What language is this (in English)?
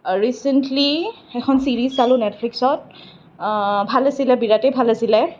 Assamese